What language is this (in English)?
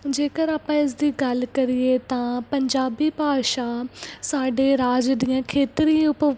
Punjabi